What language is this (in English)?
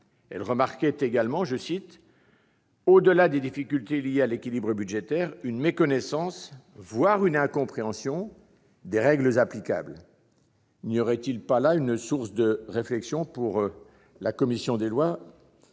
French